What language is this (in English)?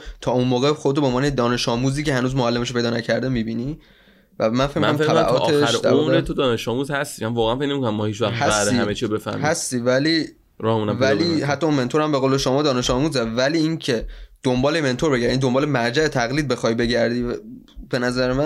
Persian